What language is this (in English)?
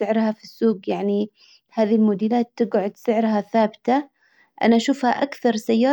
Hijazi Arabic